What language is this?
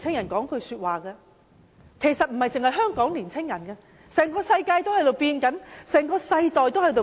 Cantonese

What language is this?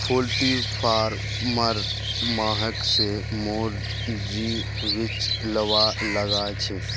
Magahi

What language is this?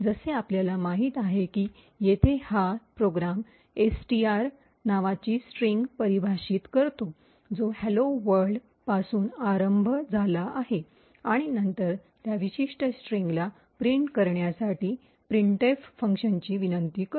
Marathi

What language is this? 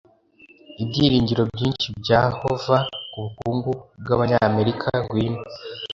Kinyarwanda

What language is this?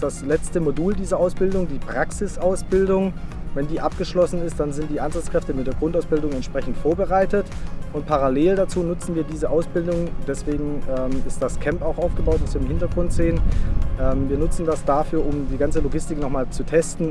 German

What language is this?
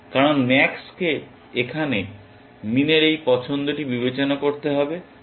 Bangla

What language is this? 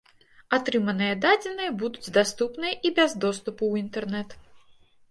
Belarusian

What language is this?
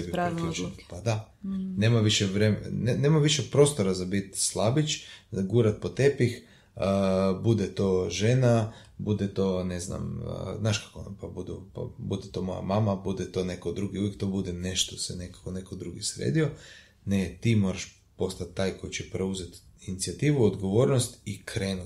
Croatian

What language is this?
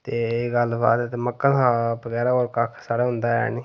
Dogri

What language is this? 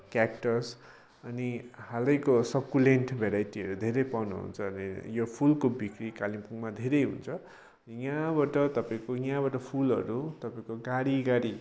Nepali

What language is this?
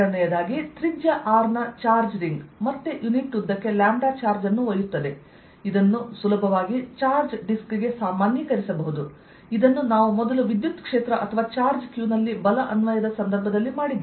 Kannada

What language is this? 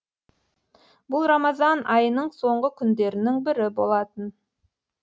Kazakh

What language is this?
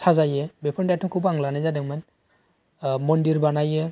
Bodo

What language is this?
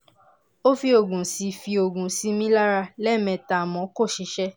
Yoruba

